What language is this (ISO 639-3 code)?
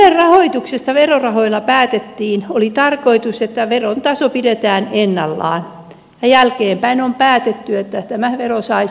fin